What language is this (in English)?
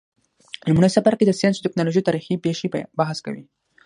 Pashto